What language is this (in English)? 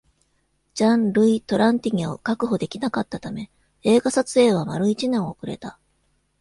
Japanese